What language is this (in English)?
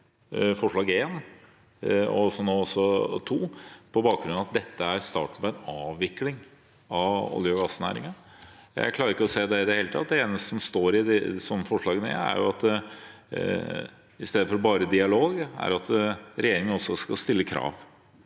Norwegian